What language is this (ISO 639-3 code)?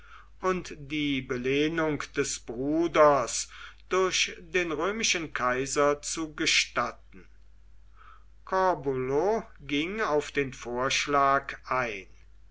deu